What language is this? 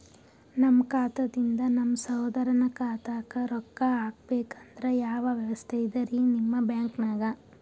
Kannada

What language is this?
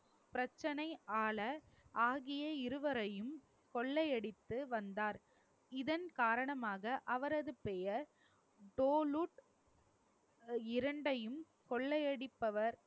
Tamil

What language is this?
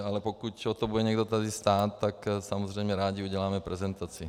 Czech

